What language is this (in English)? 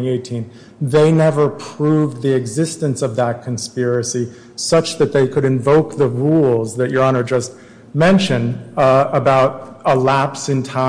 English